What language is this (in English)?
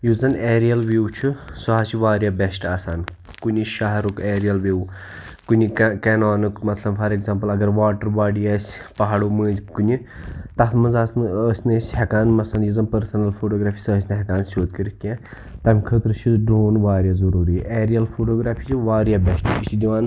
Kashmiri